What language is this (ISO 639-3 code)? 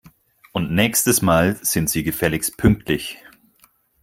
deu